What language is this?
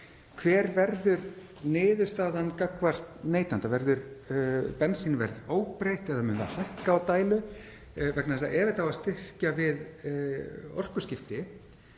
Icelandic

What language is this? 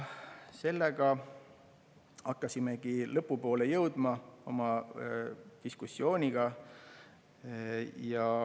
Estonian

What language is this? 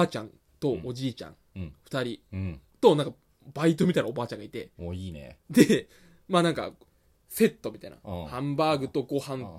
Japanese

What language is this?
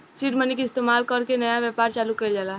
Bhojpuri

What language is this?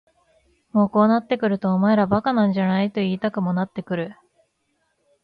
Japanese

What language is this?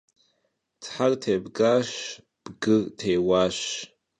Kabardian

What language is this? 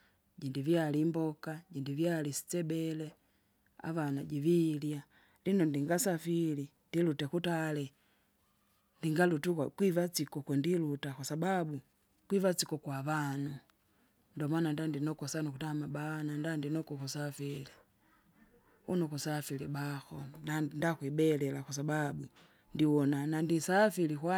Kinga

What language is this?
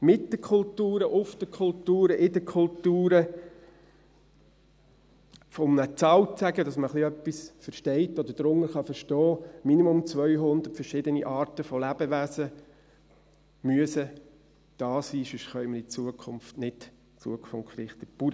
Swiss German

